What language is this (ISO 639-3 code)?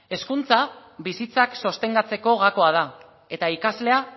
eus